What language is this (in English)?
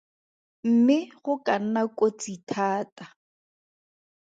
Tswana